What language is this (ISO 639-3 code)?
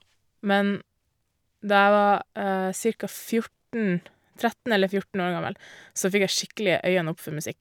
nor